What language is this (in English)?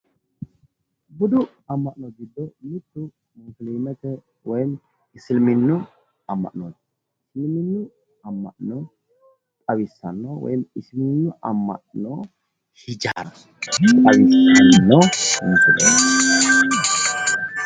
Sidamo